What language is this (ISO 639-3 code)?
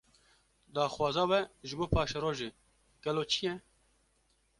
kur